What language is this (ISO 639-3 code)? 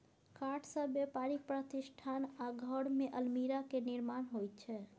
mai